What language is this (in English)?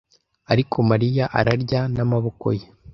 Kinyarwanda